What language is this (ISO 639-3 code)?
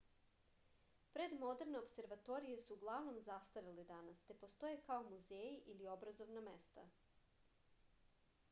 srp